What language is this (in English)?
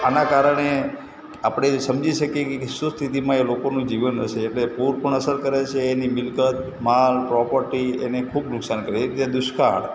Gujarati